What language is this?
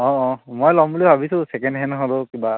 Assamese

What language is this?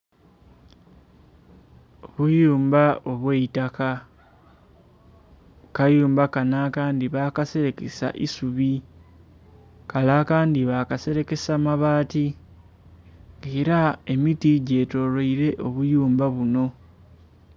Soga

